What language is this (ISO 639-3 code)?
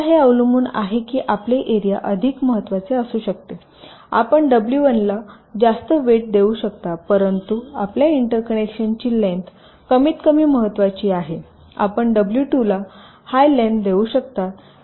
mar